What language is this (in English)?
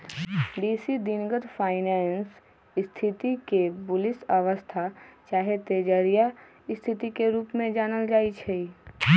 Magahi